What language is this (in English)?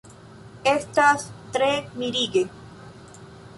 Esperanto